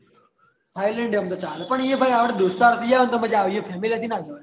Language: Gujarati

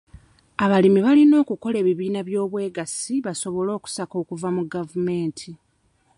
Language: Ganda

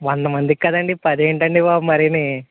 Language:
Telugu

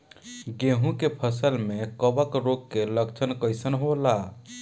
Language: Bhojpuri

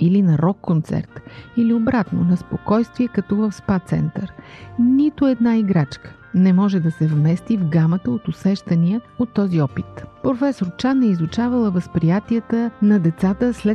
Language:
Bulgarian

